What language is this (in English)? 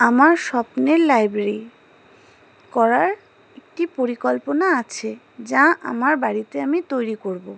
Bangla